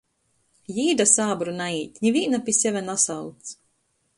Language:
Latgalian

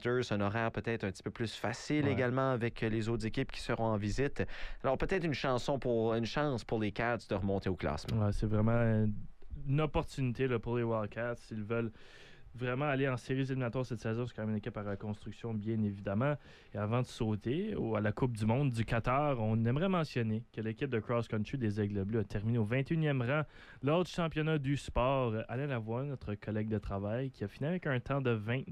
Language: French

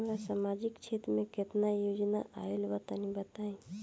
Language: Bhojpuri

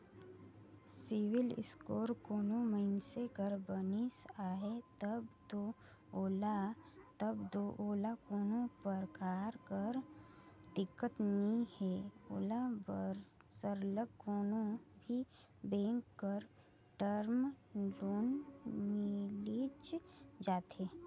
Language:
Chhattisgarhi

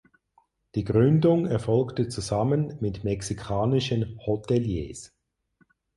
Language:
German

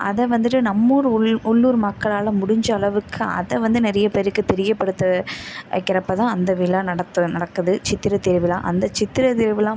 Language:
Tamil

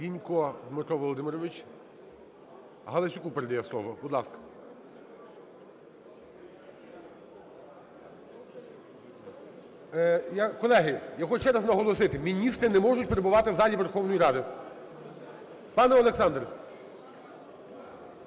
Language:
Ukrainian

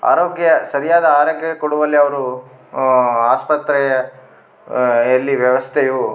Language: Kannada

